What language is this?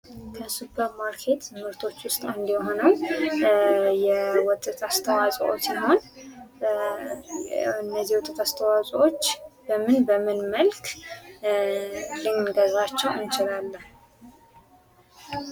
Amharic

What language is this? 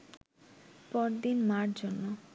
Bangla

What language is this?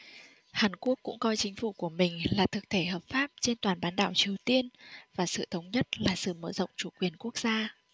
Vietnamese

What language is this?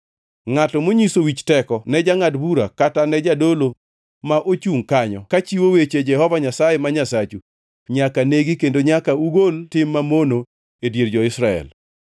Luo (Kenya and Tanzania)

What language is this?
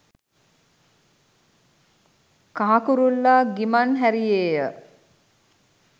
Sinhala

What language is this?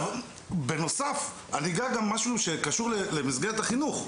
Hebrew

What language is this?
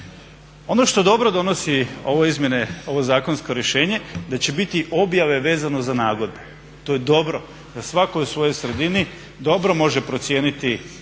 Croatian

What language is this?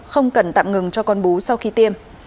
Vietnamese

